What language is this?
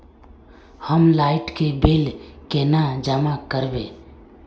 Magahi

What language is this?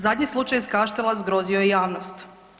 Croatian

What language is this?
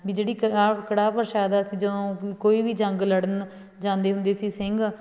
Punjabi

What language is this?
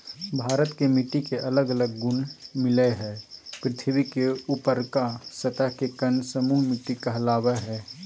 Magahi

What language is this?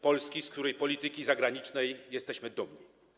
Polish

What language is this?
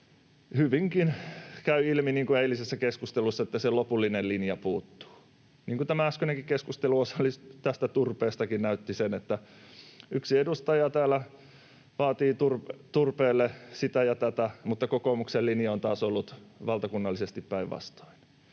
Finnish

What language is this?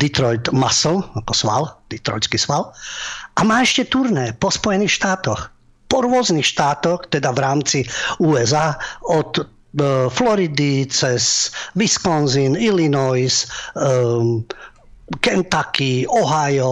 Slovak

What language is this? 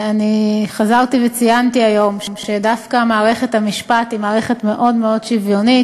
Hebrew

